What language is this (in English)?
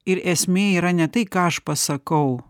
Lithuanian